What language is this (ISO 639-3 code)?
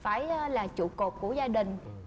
vie